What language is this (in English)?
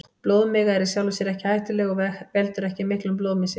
Icelandic